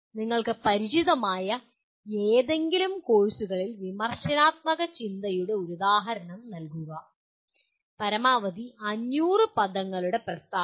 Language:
Malayalam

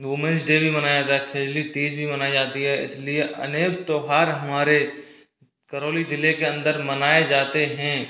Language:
Hindi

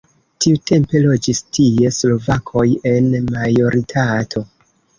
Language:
Esperanto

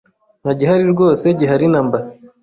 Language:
Kinyarwanda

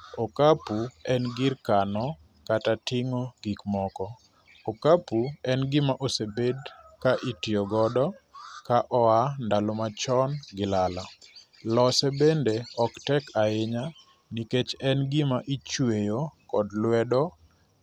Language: Luo (Kenya and Tanzania)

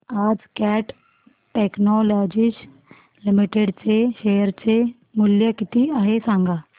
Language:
Marathi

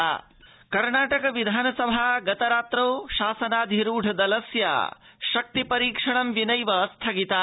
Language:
Sanskrit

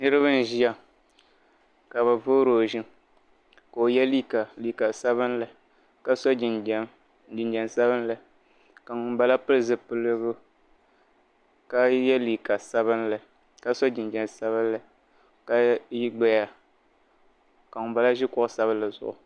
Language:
Dagbani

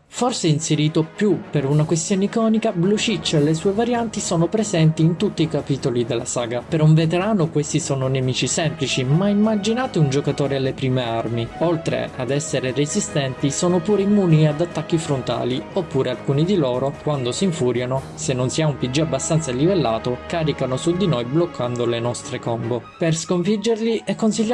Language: Italian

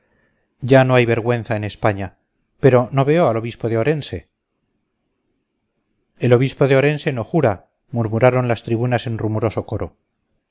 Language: Spanish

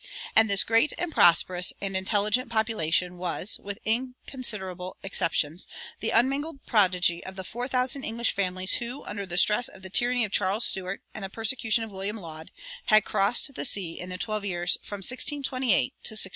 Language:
English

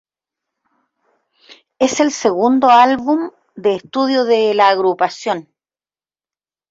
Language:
Spanish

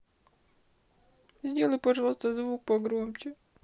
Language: Russian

